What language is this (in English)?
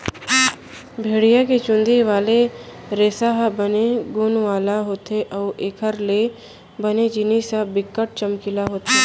Chhattisgarhi